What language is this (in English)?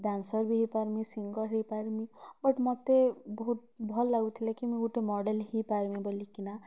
Odia